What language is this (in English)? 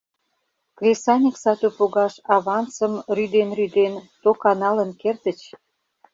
Mari